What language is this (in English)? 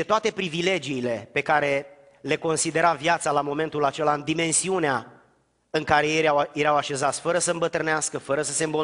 Romanian